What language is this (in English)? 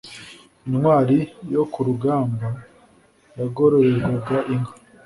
Kinyarwanda